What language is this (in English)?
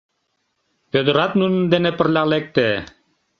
Mari